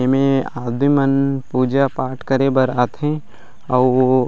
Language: Chhattisgarhi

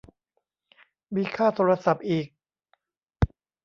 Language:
Thai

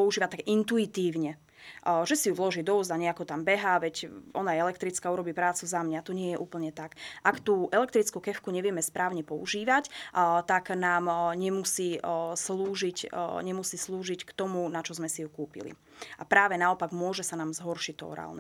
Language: Slovak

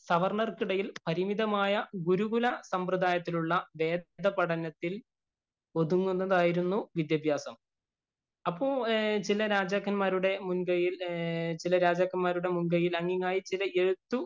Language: Malayalam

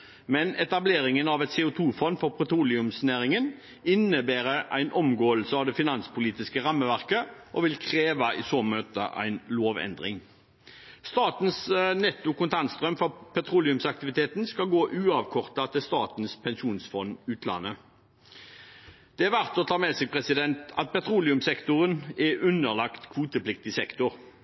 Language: Norwegian Bokmål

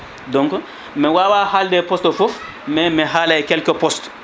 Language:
Fula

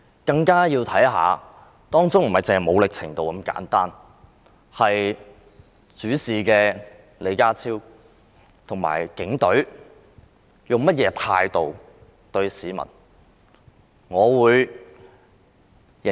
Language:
Cantonese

